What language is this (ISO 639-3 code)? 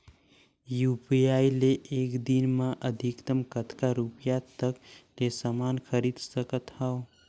hne